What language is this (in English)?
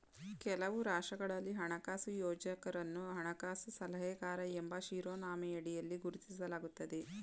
Kannada